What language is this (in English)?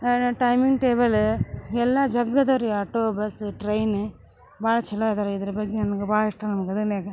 Kannada